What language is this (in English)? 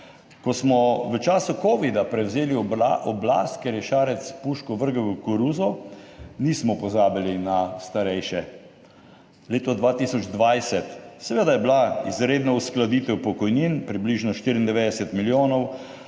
Slovenian